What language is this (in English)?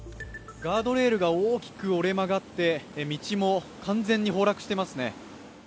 Japanese